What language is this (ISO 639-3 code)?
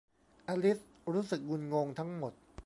tha